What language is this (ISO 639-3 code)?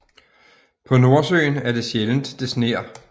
dan